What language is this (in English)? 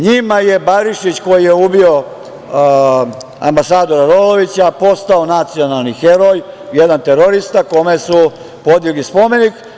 Serbian